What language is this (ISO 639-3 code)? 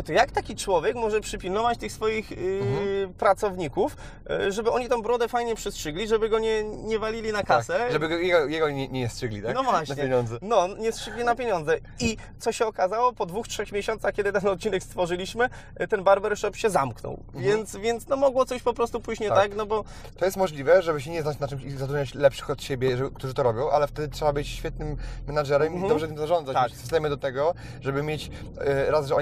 pol